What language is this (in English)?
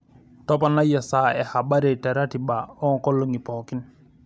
Masai